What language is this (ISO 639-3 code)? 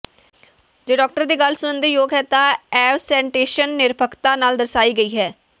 pan